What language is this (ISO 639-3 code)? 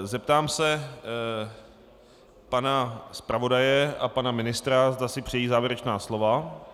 ces